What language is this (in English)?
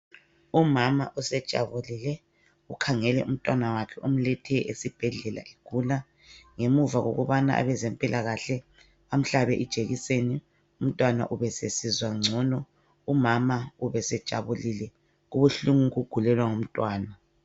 North Ndebele